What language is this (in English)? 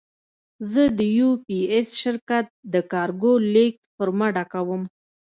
Pashto